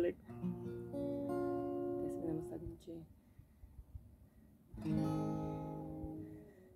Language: Romanian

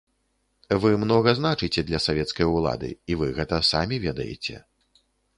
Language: Belarusian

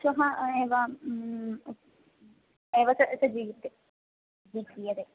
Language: Sanskrit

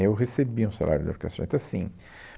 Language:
Portuguese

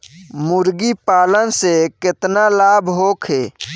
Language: Bhojpuri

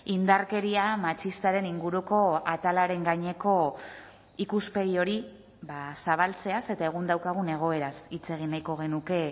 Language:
Basque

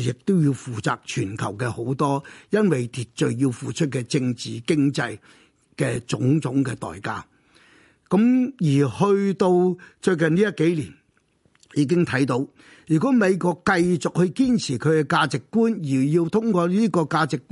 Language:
Chinese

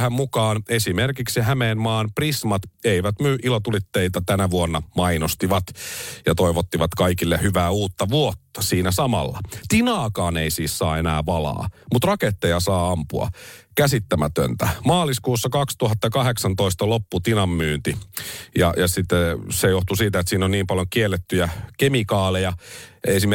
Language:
Finnish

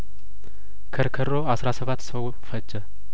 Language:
Amharic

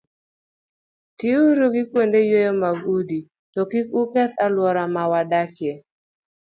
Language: Luo (Kenya and Tanzania)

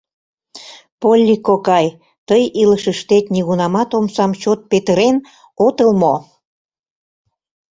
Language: Mari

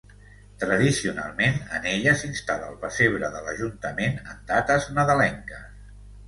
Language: Catalan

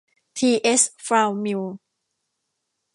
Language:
Thai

